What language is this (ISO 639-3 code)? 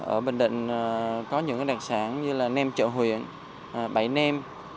vie